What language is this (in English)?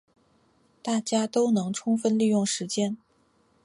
Chinese